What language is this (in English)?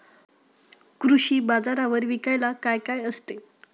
Marathi